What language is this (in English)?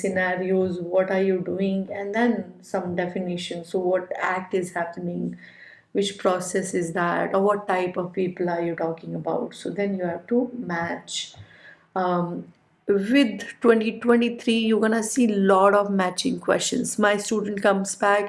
English